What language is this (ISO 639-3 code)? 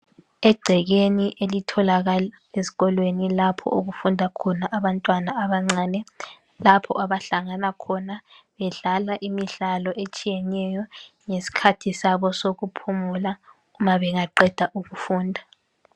nde